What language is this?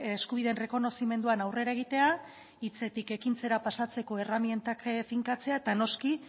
Basque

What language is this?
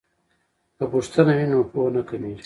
Pashto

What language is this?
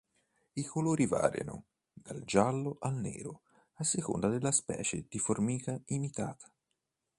Italian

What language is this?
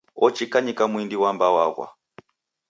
Taita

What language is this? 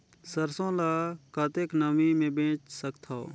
Chhattisgarhi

